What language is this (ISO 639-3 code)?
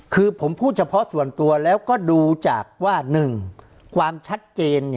tha